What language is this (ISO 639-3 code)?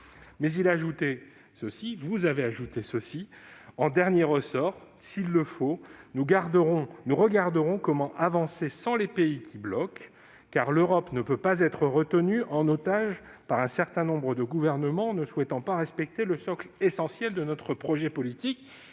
fra